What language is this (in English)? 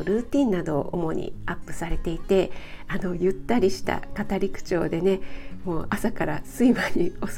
Japanese